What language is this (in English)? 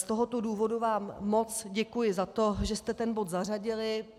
Czech